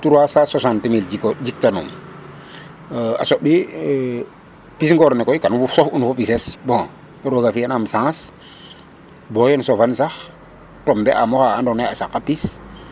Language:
Serer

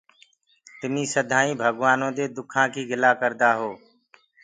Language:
Gurgula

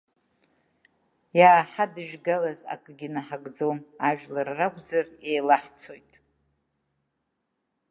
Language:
Abkhazian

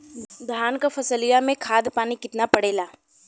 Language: Bhojpuri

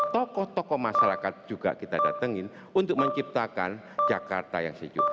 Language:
Indonesian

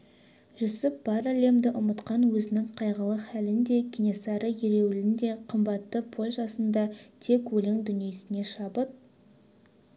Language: Kazakh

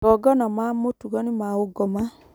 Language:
Kikuyu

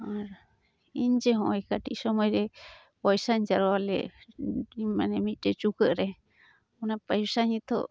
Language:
Santali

